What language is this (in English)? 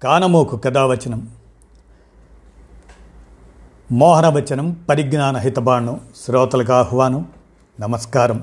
Telugu